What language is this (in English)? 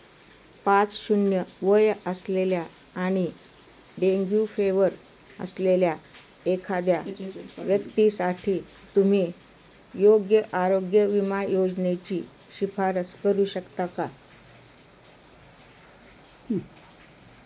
Marathi